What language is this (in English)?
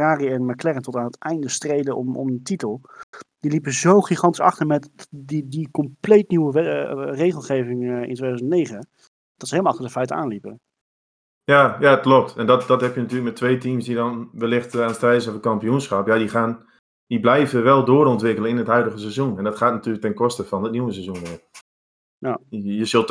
Dutch